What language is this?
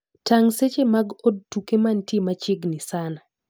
Luo (Kenya and Tanzania)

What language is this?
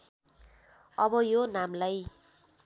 Nepali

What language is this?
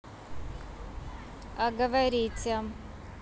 Russian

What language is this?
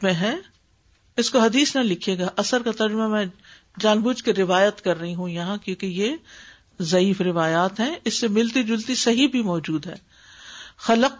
Urdu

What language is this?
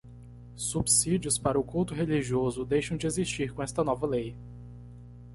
Portuguese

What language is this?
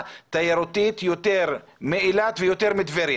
Hebrew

